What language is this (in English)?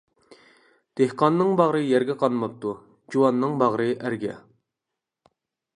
Uyghur